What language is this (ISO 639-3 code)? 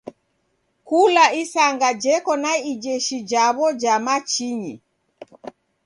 dav